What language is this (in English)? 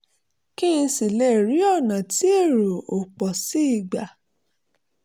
Yoruba